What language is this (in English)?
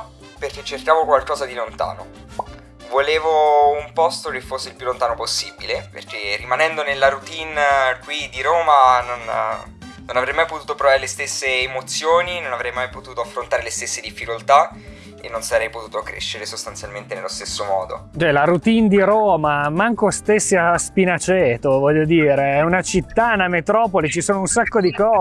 Italian